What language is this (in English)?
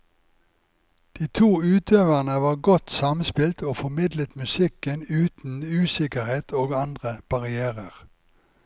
Norwegian